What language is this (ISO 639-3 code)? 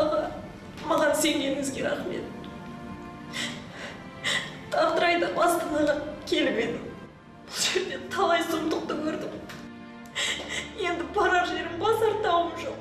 tur